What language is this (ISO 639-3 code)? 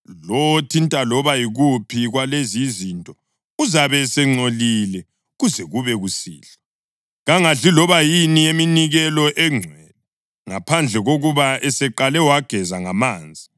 nde